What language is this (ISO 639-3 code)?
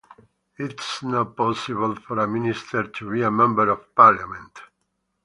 eng